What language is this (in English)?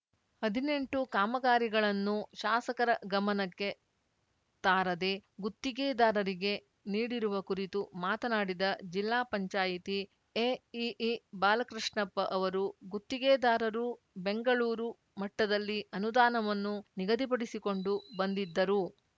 Kannada